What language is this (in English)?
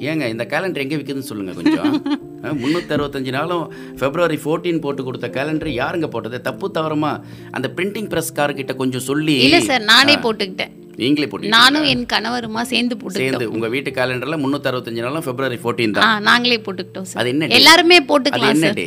Tamil